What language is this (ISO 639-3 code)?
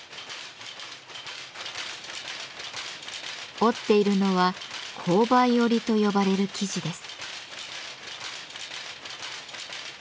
jpn